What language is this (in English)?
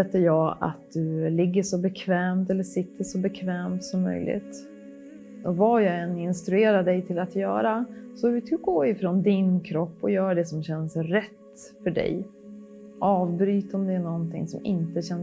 Swedish